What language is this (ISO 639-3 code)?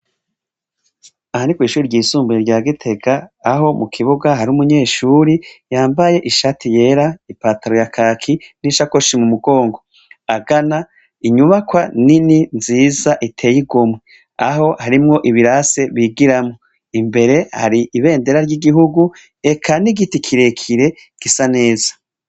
run